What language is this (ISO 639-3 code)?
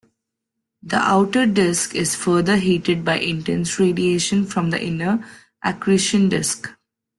eng